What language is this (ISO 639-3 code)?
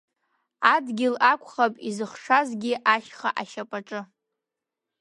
abk